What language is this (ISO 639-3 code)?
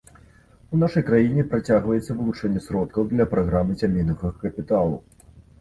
bel